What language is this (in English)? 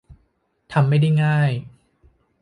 Thai